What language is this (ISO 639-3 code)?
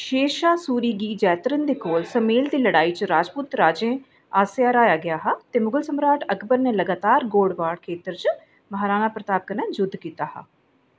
doi